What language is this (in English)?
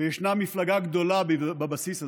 Hebrew